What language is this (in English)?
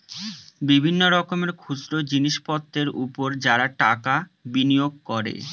Bangla